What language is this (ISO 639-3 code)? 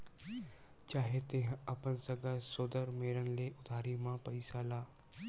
hne